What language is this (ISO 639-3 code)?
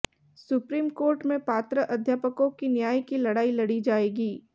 hin